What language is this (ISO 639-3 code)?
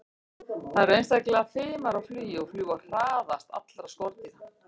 isl